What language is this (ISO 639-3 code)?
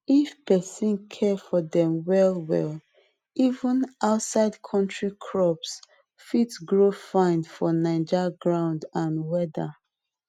pcm